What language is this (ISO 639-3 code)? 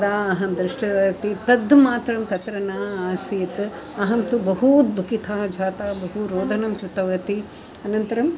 san